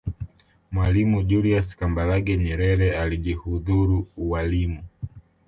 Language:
Swahili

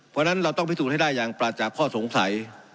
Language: Thai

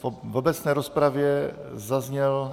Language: Czech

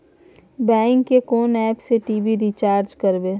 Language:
Maithili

